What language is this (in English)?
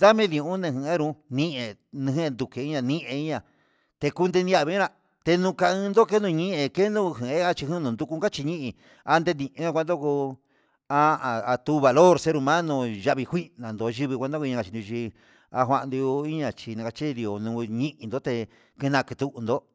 Huitepec Mixtec